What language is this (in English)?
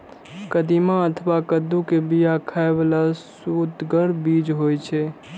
Maithili